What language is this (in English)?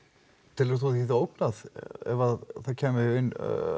Icelandic